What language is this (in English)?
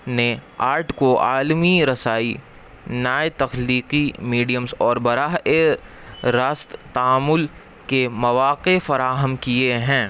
Urdu